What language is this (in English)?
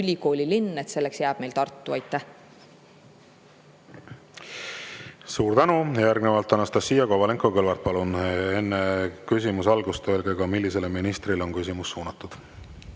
Estonian